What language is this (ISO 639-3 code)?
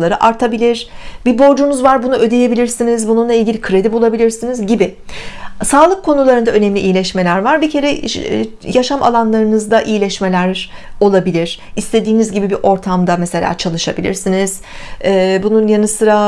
tur